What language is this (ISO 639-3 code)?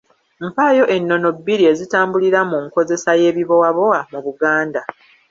lug